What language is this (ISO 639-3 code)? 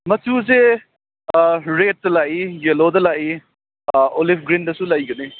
mni